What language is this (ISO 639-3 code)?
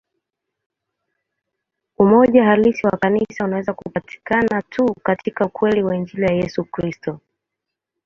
swa